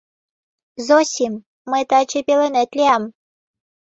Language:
Mari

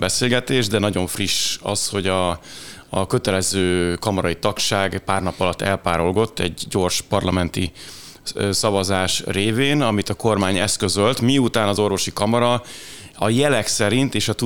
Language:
Hungarian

